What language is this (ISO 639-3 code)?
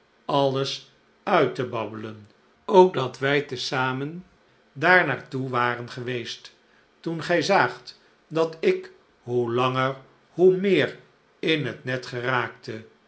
nld